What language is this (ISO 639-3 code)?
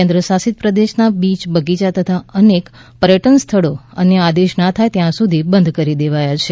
guj